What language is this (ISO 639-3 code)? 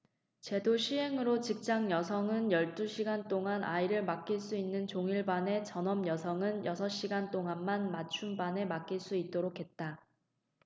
kor